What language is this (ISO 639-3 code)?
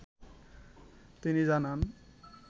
ben